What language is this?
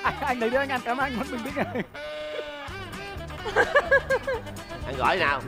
Vietnamese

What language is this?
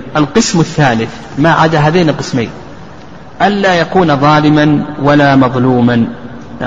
Arabic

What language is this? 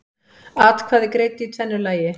Icelandic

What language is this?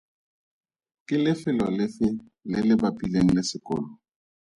Tswana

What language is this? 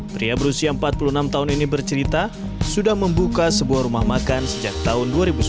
Indonesian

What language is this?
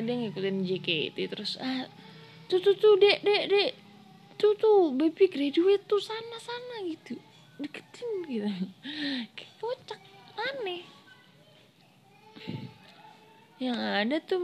Indonesian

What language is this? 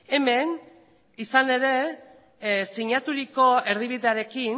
Basque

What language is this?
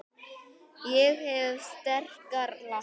Icelandic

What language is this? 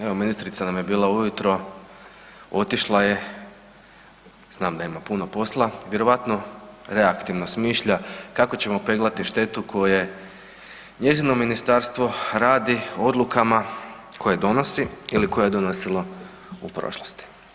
Croatian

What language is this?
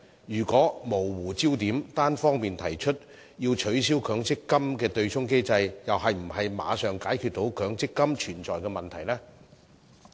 Cantonese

